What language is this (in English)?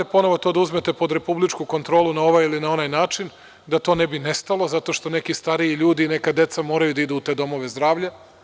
Serbian